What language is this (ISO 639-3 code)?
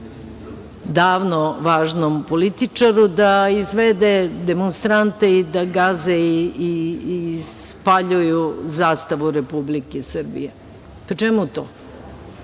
srp